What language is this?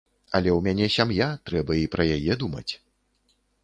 Belarusian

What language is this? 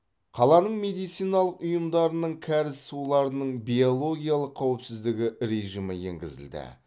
Kazakh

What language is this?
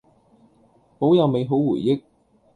Cantonese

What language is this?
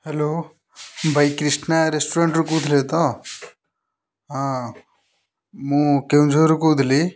Odia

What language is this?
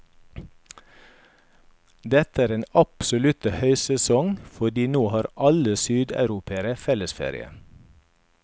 Norwegian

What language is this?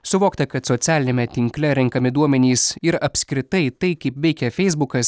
Lithuanian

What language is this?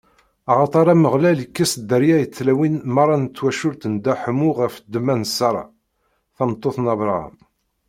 Kabyle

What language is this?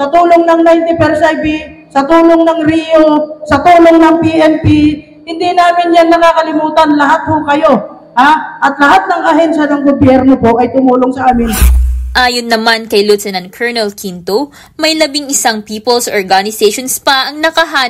Filipino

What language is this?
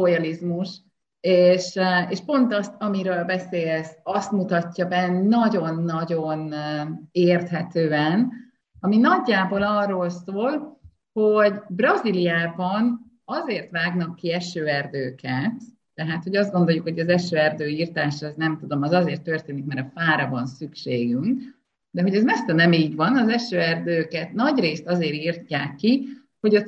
Hungarian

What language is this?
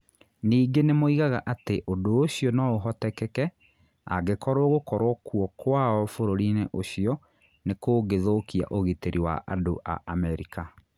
Kikuyu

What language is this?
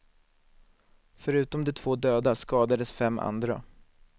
Swedish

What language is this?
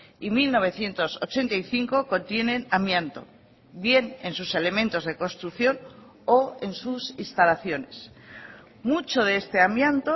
Spanish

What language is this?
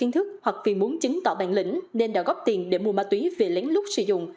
Vietnamese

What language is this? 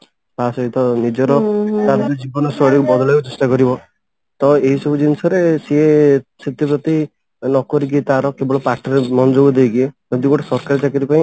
Odia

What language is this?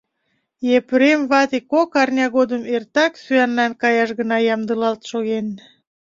Mari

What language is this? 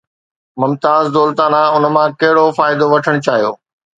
Sindhi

